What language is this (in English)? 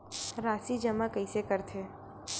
Chhattisgarhi